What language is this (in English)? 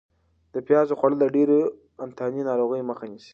Pashto